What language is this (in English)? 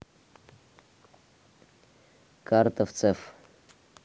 Russian